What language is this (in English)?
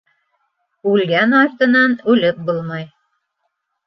Bashkir